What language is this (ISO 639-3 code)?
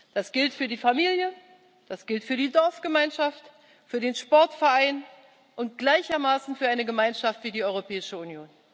deu